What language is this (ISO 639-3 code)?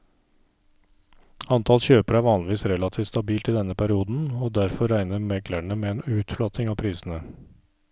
nor